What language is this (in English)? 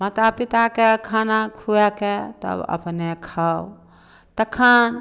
Maithili